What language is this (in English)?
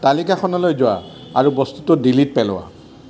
Assamese